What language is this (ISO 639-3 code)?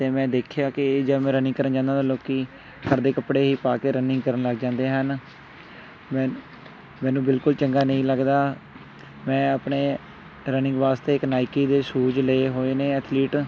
pan